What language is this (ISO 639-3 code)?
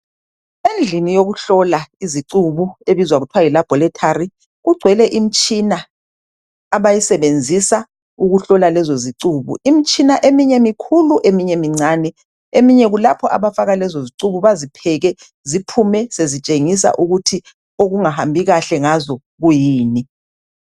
nde